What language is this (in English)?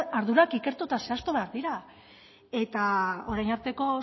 Basque